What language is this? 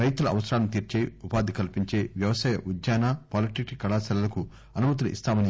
Telugu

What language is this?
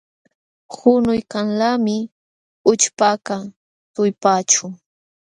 Jauja Wanca Quechua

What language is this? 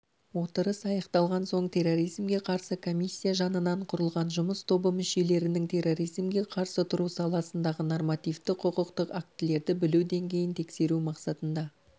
Kazakh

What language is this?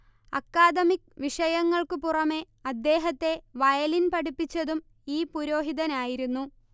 Malayalam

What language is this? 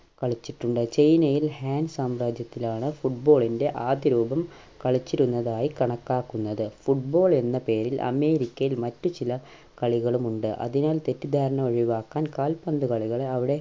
Malayalam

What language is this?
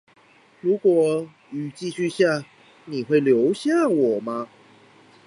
Chinese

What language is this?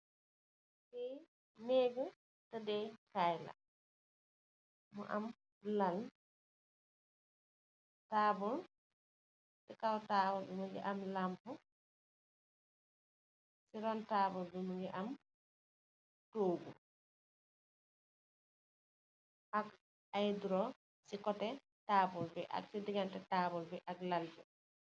Wolof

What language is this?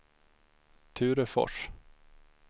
Swedish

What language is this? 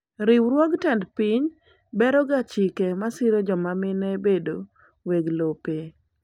Luo (Kenya and Tanzania)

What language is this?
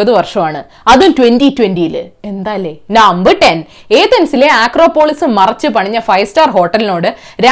Malayalam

